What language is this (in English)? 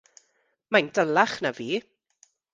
Welsh